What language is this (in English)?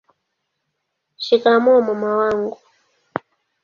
Swahili